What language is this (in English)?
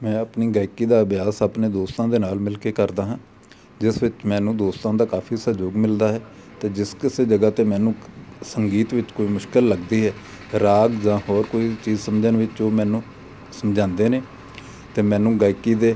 Punjabi